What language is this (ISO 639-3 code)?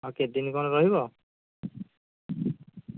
ori